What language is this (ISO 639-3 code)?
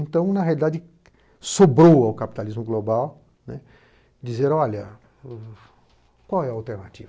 por